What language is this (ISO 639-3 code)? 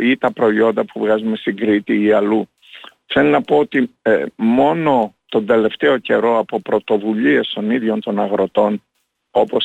ell